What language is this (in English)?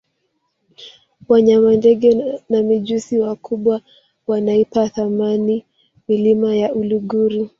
Swahili